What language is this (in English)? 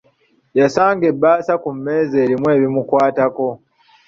Ganda